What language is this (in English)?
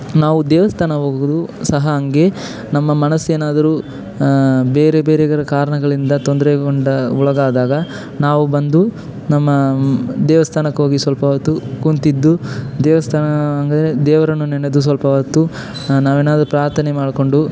Kannada